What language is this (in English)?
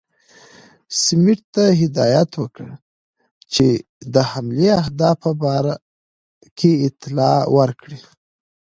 Pashto